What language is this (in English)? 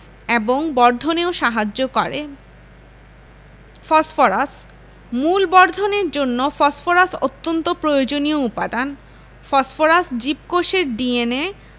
Bangla